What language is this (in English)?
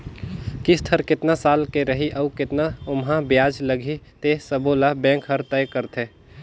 Chhattisgarhi